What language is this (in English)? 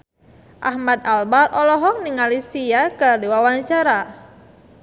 Sundanese